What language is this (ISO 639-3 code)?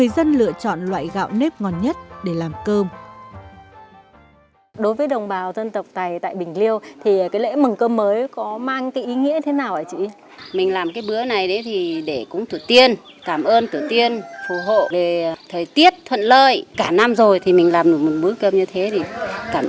vie